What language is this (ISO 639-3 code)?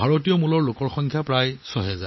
asm